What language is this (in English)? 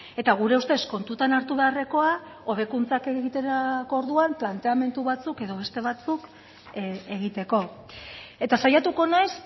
Basque